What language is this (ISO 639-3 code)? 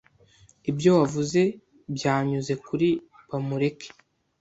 kin